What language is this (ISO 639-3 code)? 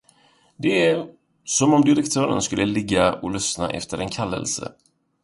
swe